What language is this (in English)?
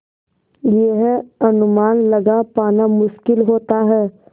Hindi